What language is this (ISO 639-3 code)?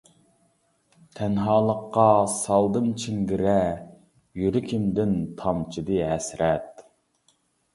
uig